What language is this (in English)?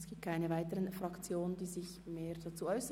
Swiss German